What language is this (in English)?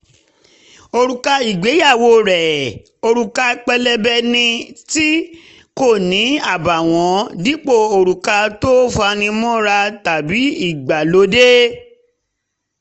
Yoruba